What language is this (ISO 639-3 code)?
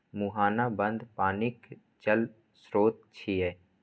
mai